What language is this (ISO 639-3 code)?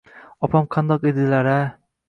uzb